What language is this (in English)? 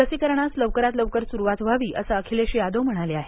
Marathi